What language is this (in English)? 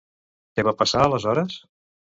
Catalan